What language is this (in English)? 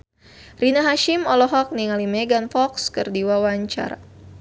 Sundanese